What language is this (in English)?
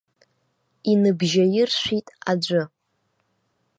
Abkhazian